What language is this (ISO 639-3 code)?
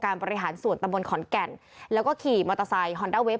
tha